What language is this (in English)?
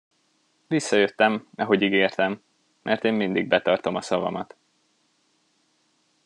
Hungarian